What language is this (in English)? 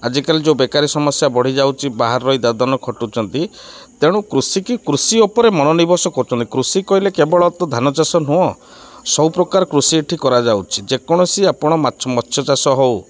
Odia